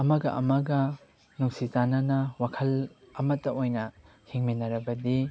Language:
Manipuri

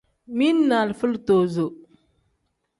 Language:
Tem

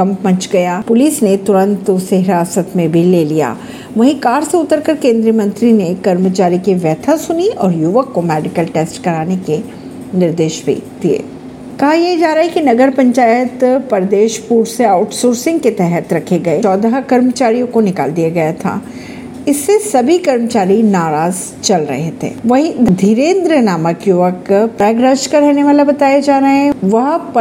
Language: Hindi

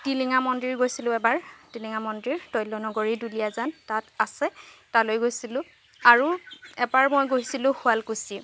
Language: Assamese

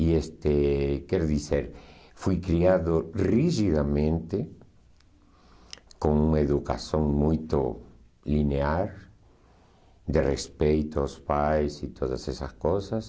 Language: Portuguese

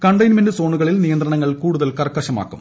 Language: Malayalam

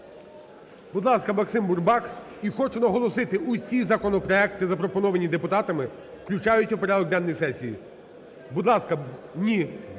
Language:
Ukrainian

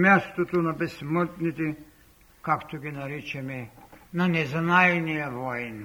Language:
Bulgarian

